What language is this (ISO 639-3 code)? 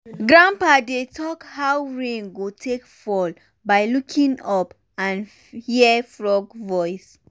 pcm